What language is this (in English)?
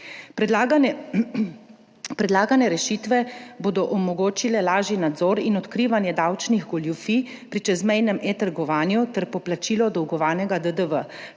Slovenian